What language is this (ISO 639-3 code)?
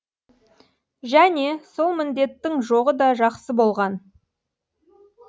kaz